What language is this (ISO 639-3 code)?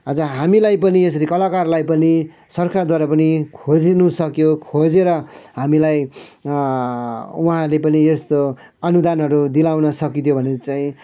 nep